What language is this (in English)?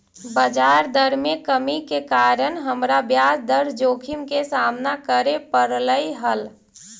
Magahi